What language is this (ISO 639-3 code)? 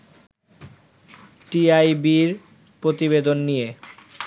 ben